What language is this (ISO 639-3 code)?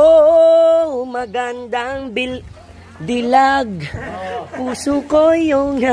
ind